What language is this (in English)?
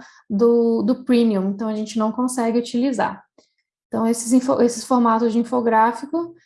Portuguese